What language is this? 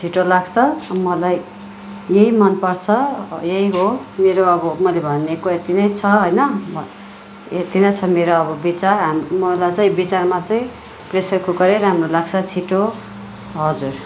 Nepali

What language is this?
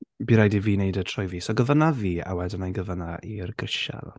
Welsh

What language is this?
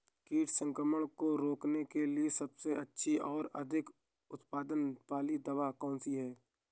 Hindi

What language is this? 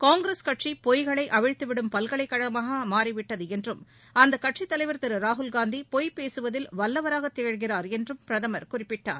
Tamil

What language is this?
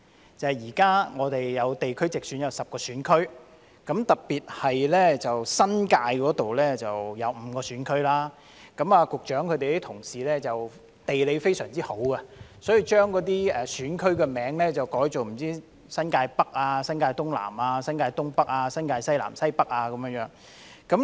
Cantonese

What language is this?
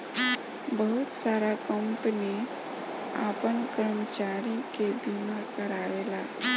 Bhojpuri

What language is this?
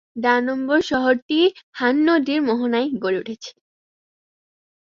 Bangla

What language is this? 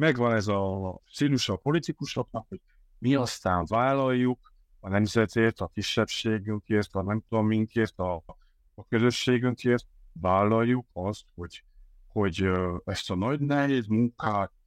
Hungarian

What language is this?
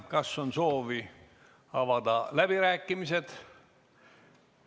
Estonian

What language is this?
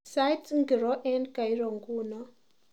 Kalenjin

